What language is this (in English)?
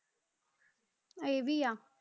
Punjabi